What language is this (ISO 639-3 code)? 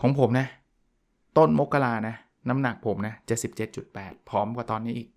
tha